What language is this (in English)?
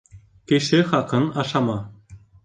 Bashkir